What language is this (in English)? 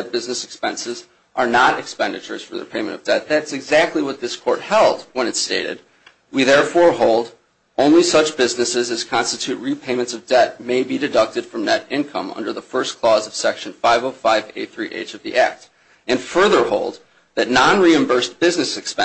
English